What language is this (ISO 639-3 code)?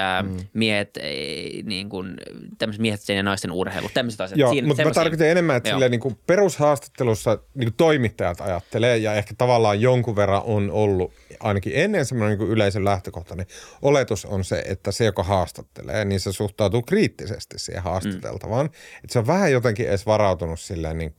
fin